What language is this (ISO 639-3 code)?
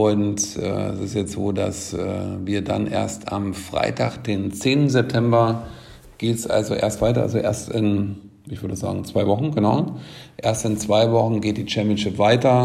deu